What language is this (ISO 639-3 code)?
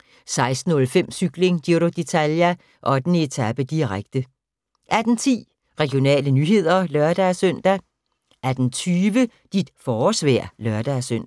dan